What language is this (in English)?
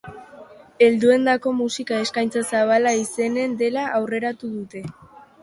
Basque